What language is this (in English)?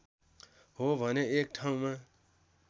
Nepali